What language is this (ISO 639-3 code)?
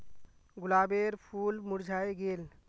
mag